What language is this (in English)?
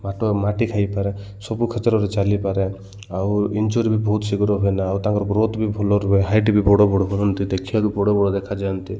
Odia